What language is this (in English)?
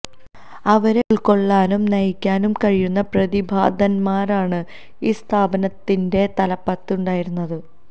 Malayalam